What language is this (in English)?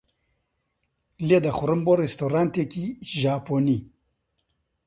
Central Kurdish